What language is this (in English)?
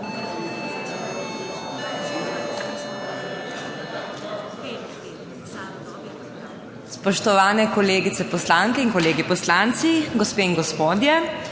Slovenian